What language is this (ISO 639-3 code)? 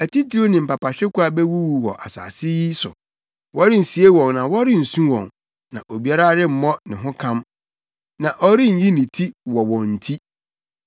aka